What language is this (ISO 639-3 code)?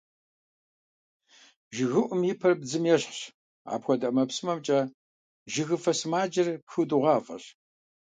kbd